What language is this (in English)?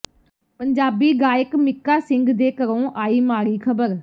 Punjabi